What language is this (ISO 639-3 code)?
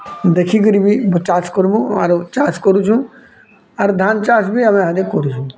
ori